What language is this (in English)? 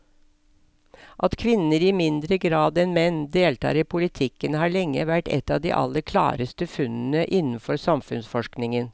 Norwegian